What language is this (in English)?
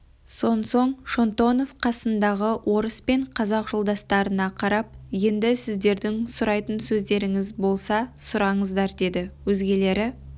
Kazakh